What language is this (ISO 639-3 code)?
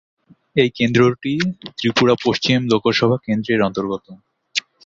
ben